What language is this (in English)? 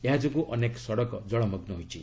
Odia